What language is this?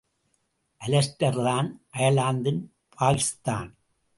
Tamil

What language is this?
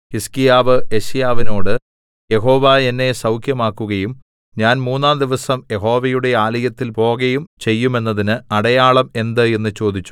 Malayalam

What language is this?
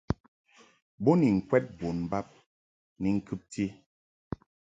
Mungaka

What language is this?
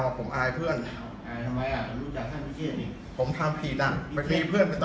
Thai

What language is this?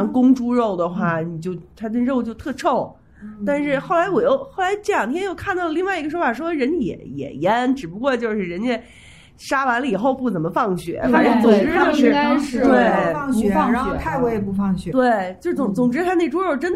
Chinese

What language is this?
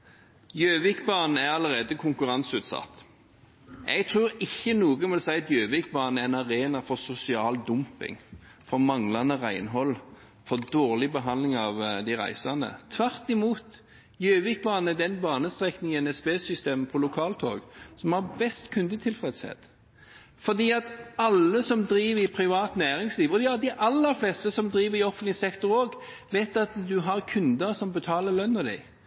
Norwegian Bokmål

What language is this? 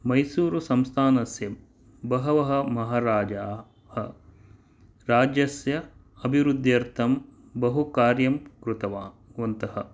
Sanskrit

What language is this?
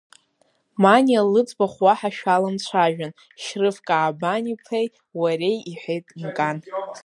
Abkhazian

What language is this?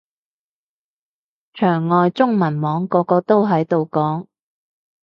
Cantonese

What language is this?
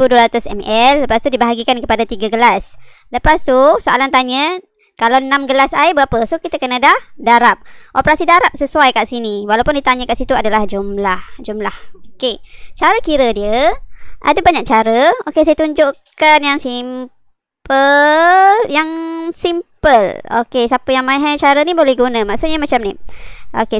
Malay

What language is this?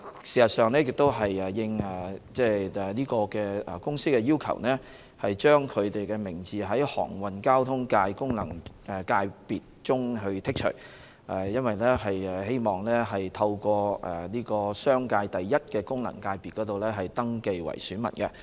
Cantonese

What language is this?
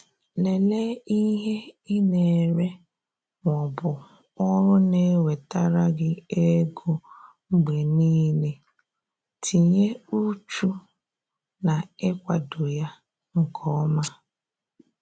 Igbo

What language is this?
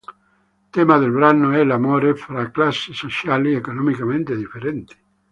Italian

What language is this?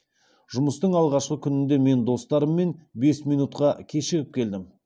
Kazakh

